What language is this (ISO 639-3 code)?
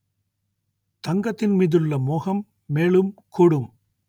tam